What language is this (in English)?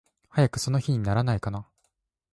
Japanese